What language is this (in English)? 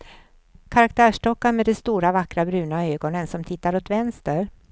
Swedish